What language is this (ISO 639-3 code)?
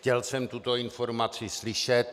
ces